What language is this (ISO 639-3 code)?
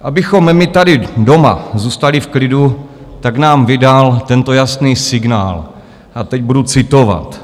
ces